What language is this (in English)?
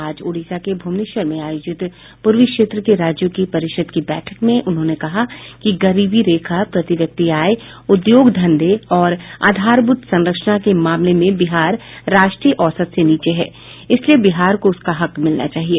Hindi